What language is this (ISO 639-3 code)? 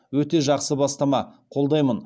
kaz